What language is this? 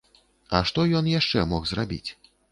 Belarusian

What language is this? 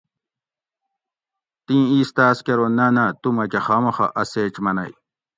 Gawri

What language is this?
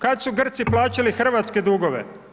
Croatian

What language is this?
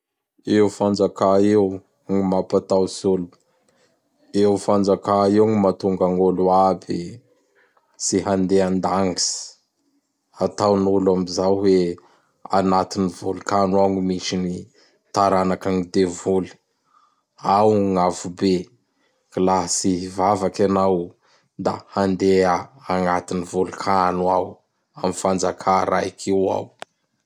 Bara Malagasy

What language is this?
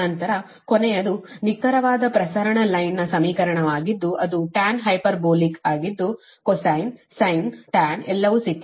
Kannada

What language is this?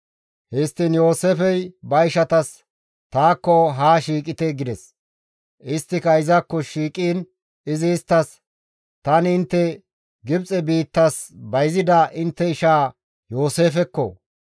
Gamo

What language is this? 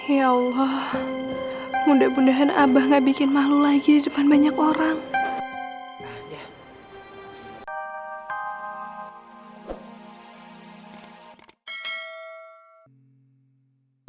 Indonesian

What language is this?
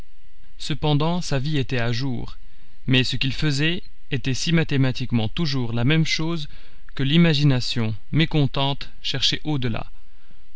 French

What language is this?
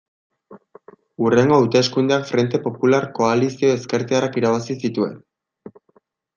Basque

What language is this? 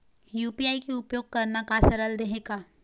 Chhattisgarhi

